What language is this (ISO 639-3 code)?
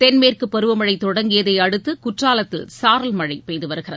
tam